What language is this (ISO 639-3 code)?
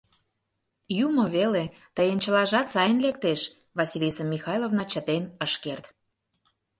chm